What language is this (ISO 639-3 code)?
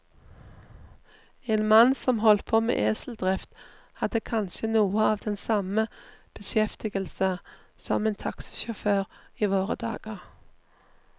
nor